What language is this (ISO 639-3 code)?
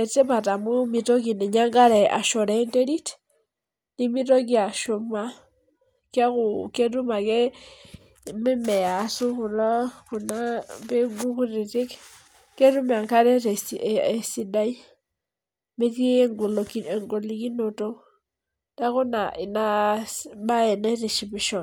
mas